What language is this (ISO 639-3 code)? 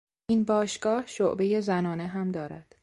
fas